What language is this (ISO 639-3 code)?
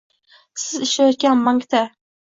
uzb